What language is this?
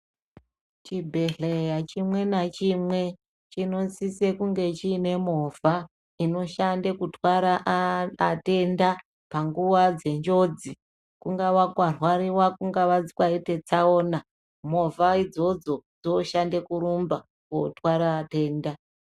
Ndau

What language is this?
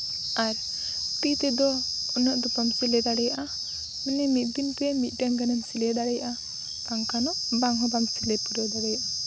Santali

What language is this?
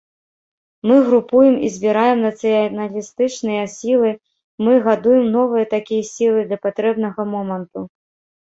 Belarusian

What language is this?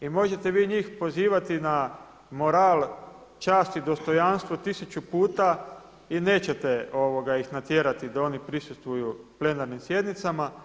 Croatian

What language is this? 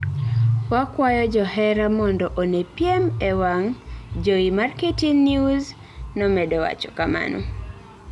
Luo (Kenya and Tanzania)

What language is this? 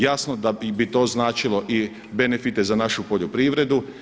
Croatian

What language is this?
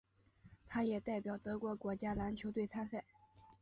Chinese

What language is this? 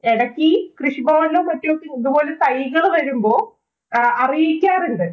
Malayalam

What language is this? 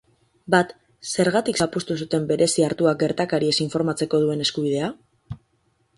Basque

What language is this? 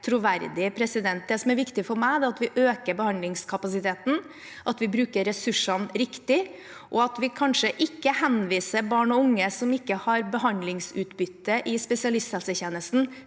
Norwegian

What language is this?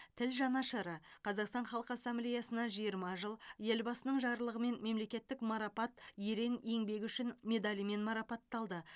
Kazakh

